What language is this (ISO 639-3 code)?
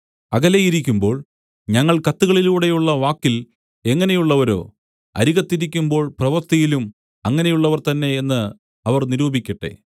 mal